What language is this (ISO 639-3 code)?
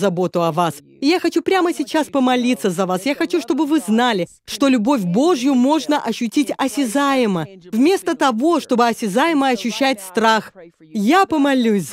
rus